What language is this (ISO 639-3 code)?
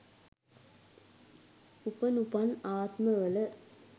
sin